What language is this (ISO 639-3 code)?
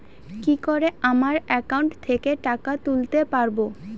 ben